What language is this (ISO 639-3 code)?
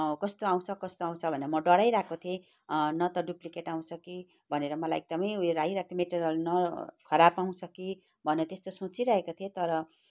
nep